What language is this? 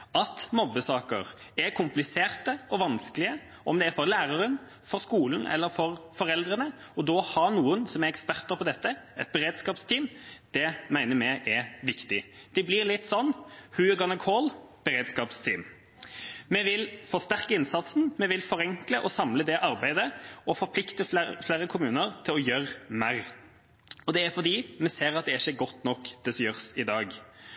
Norwegian Bokmål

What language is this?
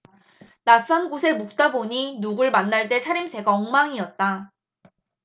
Korean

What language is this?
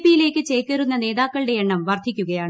Malayalam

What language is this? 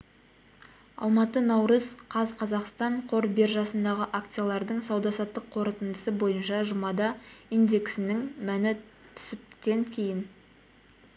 Kazakh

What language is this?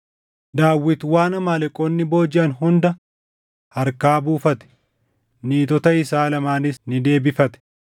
Oromo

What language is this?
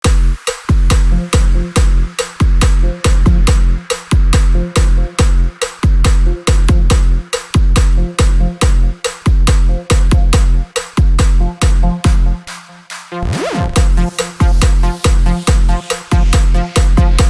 Portuguese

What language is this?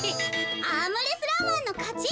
Japanese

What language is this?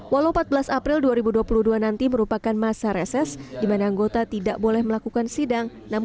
Indonesian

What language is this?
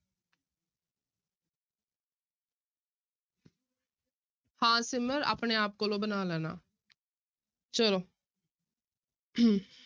Punjabi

